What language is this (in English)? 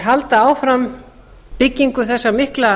Icelandic